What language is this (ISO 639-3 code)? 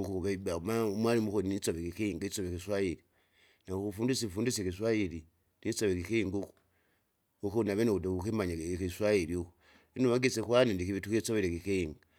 zga